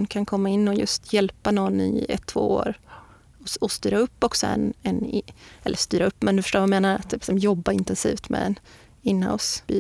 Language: Swedish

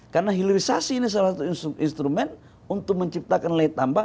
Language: Indonesian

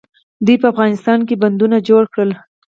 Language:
Pashto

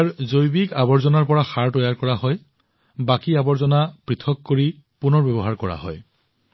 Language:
Assamese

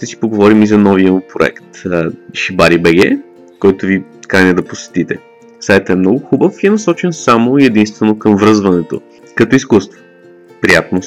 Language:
Bulgarian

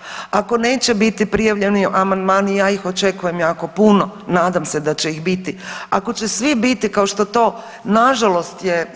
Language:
Croatian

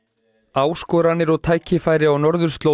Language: Icelandic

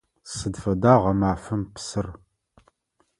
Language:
Adyghe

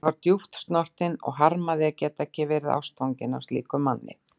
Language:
Icelandic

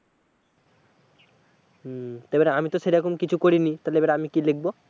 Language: Bangla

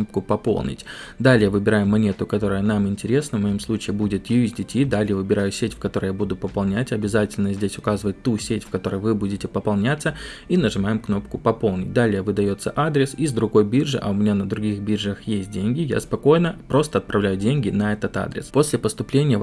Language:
Russian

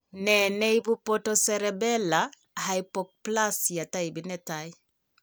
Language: Kalenjin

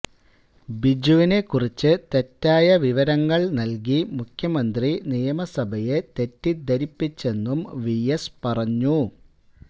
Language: Malayalam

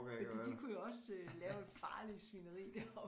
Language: Danish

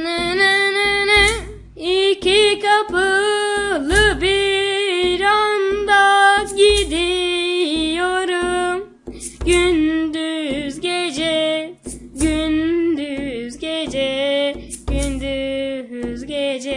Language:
Turkish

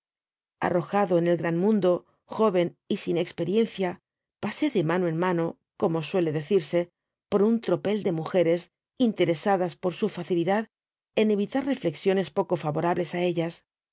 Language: Spanish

